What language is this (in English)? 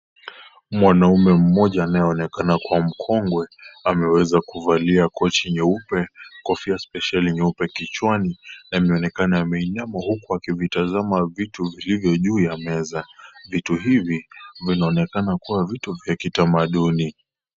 Swahili